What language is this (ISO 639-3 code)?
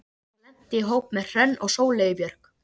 isl